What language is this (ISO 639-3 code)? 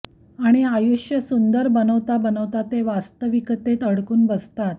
mar